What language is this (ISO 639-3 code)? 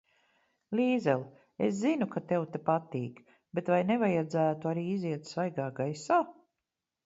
lav